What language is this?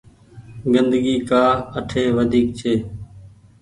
Goaria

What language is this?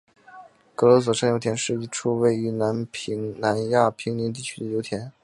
Chinese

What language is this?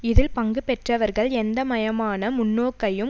Tamil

